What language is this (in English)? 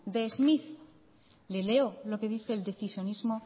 Spanish